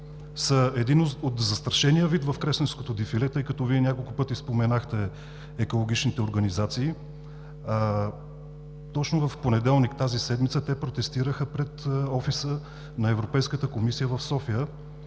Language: Bulgarian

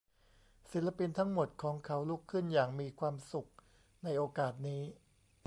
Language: Thai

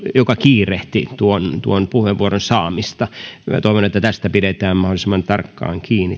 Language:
Finnish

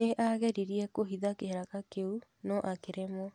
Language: Kikuyu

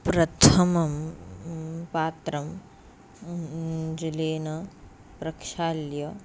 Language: Sanskrit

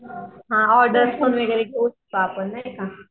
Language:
Marathi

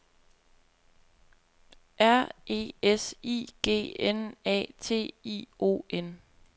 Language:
Danish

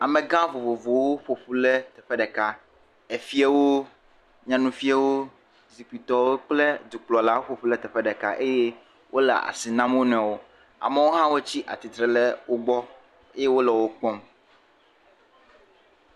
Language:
Ewe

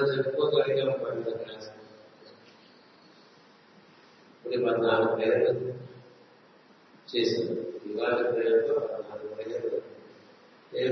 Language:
Telugu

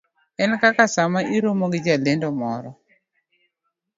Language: Luo (Kenya and Tanzania)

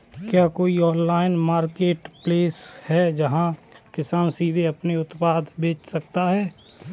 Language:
Hindi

